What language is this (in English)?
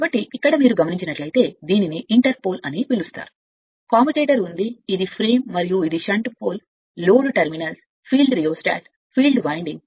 Telugu